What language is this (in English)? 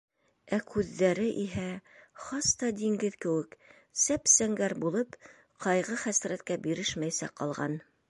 Bashkir